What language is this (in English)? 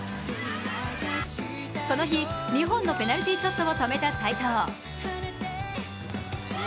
Japanese